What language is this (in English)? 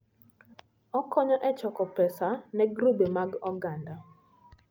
Luo (Kenya and Tanzania)